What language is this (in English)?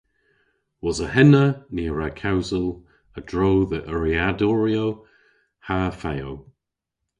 Cornish